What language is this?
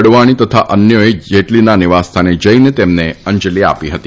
Gujarati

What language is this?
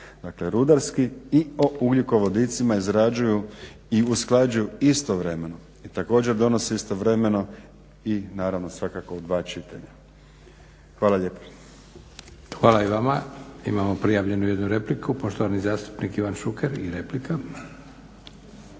Croatian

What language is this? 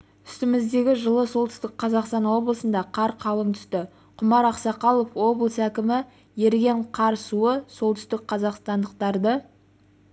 Kazakh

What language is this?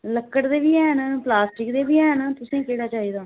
Dogri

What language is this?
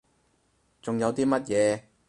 Cantonese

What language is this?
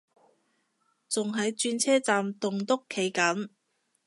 Cantonese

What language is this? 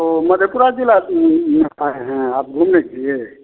Hindi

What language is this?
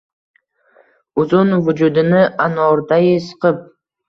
Uzbek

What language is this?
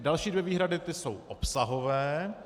Czech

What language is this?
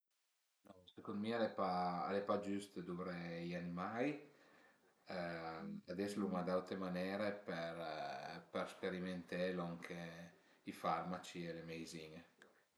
Piedmontese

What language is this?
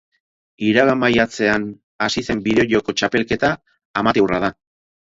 Basque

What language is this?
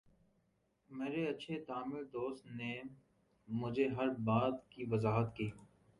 Urdu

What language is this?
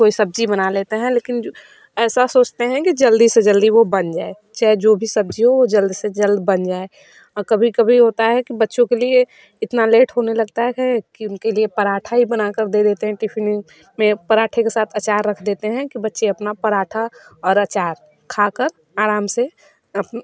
Hindi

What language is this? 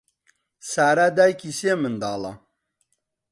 Central Kurdish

